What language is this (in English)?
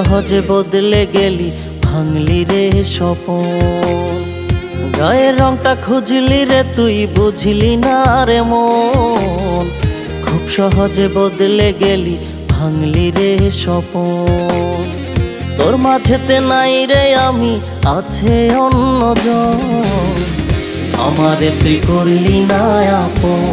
Bangla